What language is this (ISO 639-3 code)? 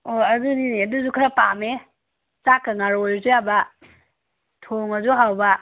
mni